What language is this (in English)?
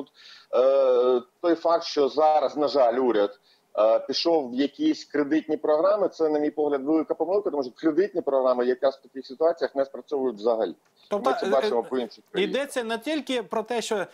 Ukrainian